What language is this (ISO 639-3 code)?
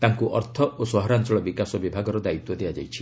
ori